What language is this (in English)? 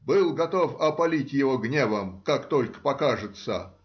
Russian